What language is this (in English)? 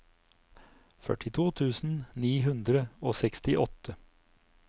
Norwegian